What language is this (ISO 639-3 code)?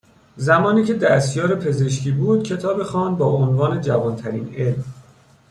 fas